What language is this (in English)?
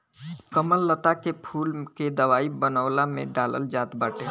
Bhojpuri